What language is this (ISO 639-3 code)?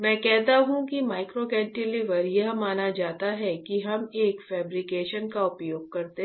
hin